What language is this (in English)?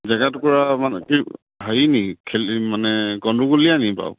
Assamese